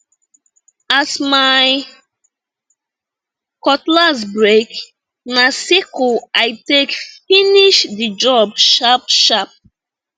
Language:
Nigerian Pidgin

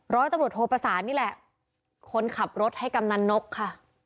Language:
Thai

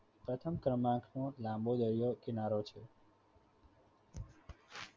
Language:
Gujarati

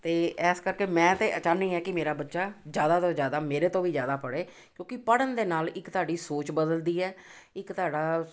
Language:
Punjabi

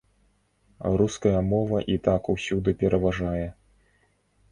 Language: Belarusian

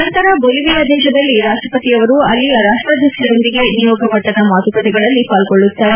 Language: Kannada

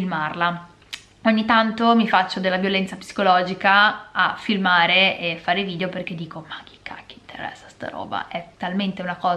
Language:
Italian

